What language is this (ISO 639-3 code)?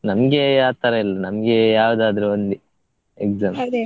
kan